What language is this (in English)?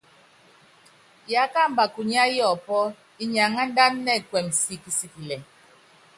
Yangben